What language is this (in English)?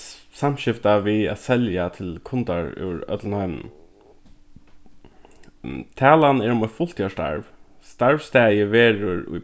Faroese